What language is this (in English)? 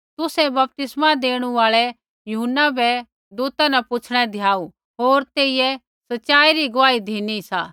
Kullu Pahari